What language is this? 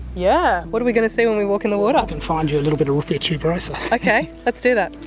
English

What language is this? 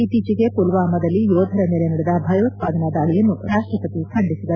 Kannada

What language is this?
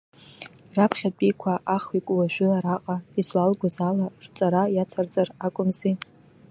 Abkhazian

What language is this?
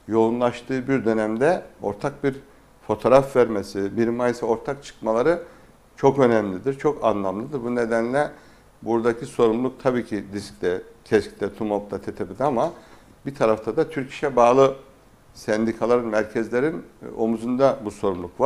Turkish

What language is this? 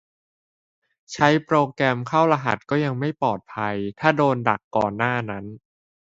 Thai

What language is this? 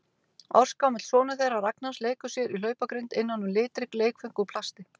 Icelandic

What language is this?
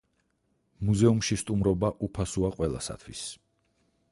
Georgian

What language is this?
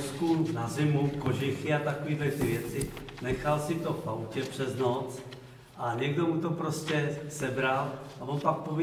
Czech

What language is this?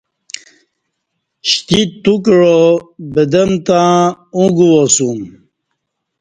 Kati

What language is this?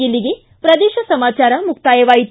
Kannada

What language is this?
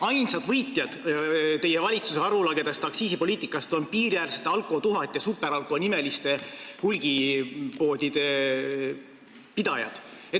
Estonian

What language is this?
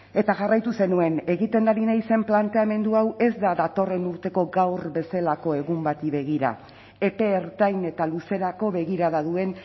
Basque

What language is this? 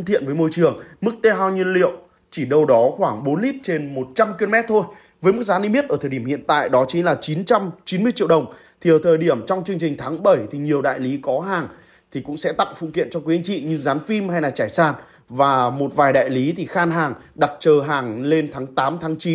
Vietnamese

